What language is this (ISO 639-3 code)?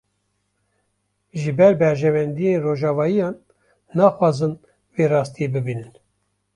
kur